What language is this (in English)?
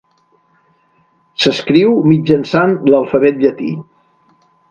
Catalan